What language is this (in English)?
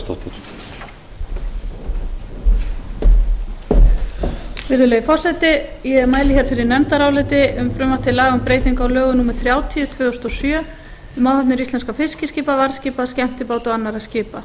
Icelandic